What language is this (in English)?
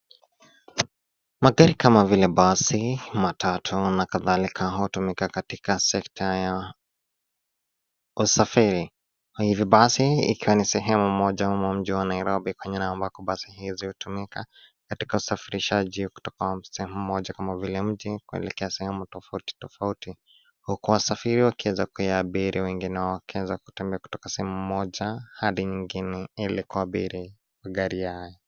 Swahili